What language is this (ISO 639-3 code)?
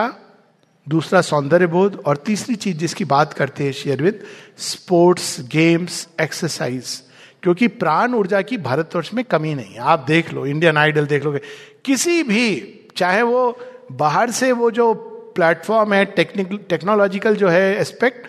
hin